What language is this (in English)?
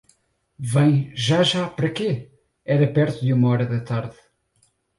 Portuguese